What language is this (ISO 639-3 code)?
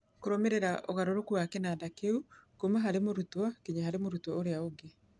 kik